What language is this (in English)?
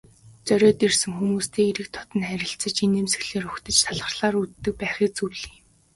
Mongolian